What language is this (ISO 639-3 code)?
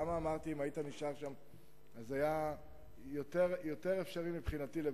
heb